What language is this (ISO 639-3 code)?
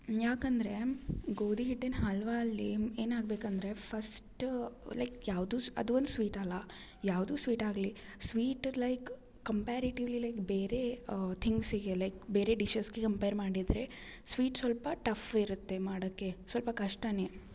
kan